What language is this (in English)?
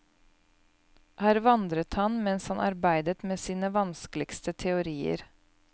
Norwegian